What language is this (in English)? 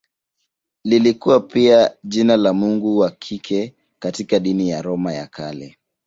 Swahili